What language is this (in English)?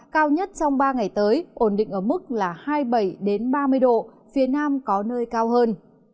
Vietnamese